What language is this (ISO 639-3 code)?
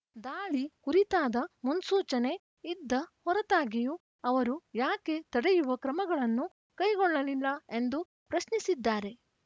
kan